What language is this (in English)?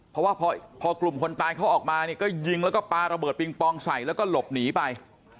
Thai